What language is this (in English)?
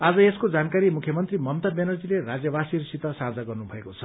Nepali